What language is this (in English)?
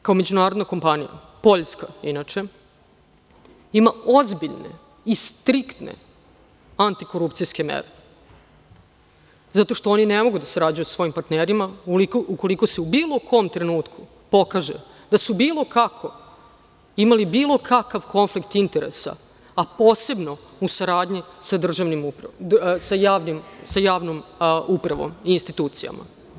Serbian